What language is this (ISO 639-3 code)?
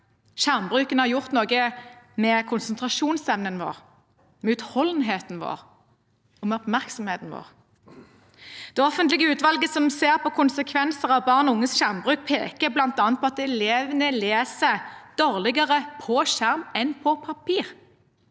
nor